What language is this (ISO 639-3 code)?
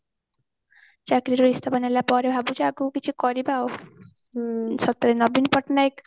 ori